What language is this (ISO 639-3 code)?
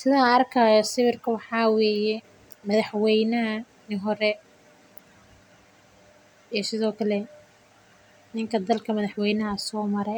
som